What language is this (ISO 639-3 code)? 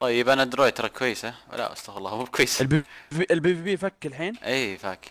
ara